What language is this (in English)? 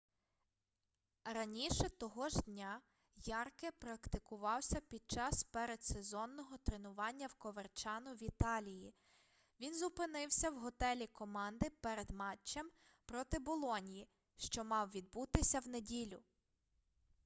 Ukrainian